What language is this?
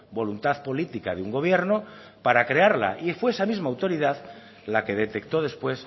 Spanish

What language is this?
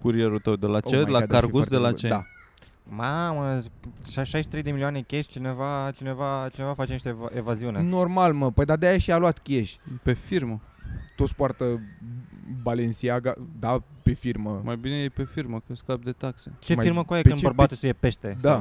Romanian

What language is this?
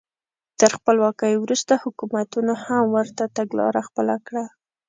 Pashto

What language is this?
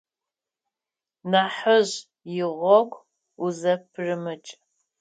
Adyghe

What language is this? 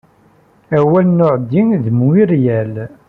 Kabyle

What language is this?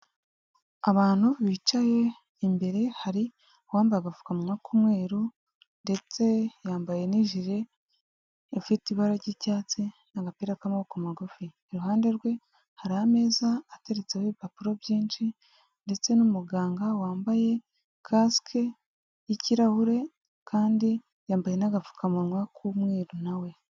Kinyarwanda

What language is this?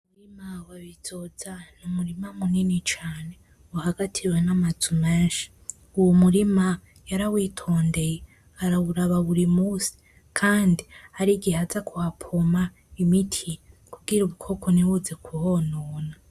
Rundi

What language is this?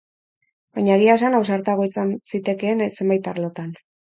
Basque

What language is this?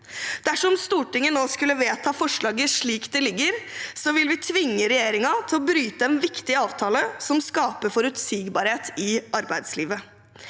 Norwegian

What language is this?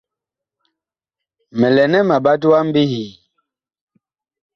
Bakoko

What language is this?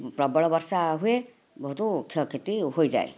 Odia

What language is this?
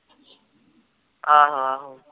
Punjabi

